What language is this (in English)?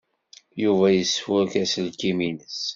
Kabyle